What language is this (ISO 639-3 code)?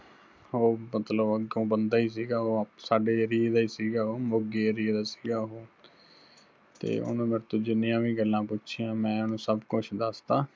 pan